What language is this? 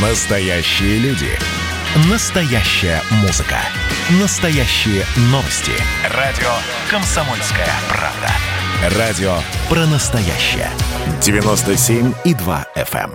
Russian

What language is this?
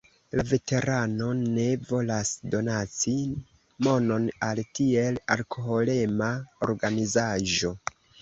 Esperanto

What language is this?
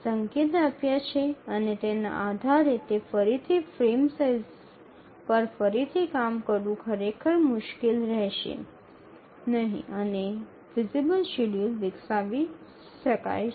Gujarati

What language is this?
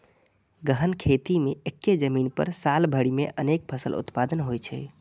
Maithili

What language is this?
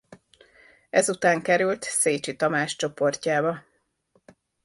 Hungarian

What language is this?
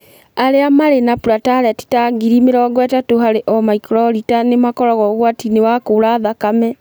Kikuyu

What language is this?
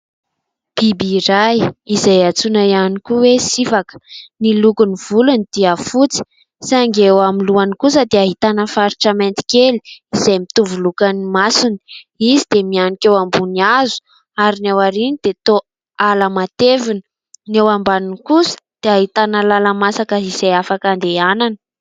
Malagasy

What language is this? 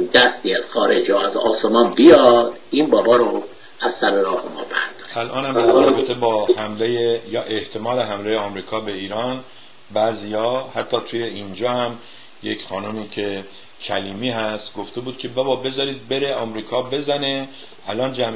Persian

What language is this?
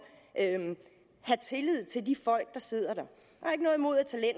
Danish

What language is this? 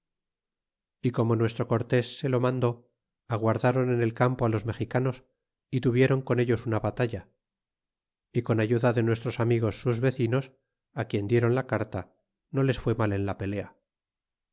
Spanish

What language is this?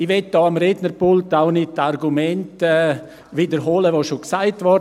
Swiss German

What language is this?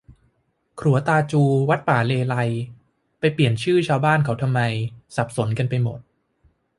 Thai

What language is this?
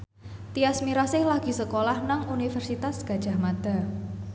Javanese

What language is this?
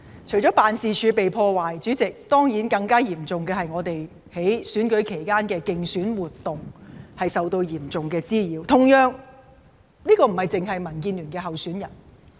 Cantonese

